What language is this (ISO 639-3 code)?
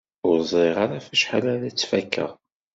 kab